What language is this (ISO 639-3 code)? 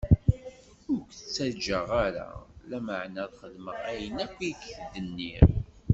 kab